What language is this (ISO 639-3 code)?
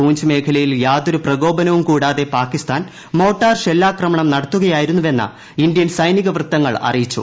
mal